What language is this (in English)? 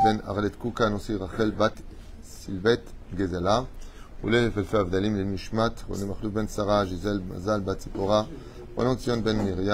French